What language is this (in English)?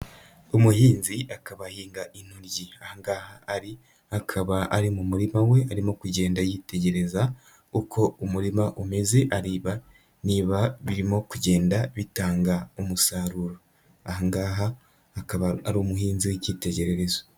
Kinyarwanda